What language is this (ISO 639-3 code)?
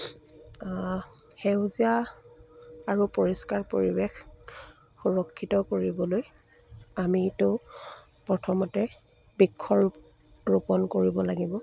asm